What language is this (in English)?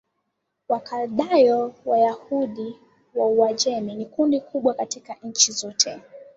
Swahili